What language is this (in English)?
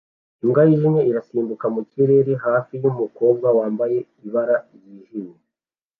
Kinyarwanda